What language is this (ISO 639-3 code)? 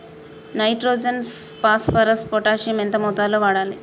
tel